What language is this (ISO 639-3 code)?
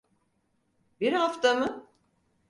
tur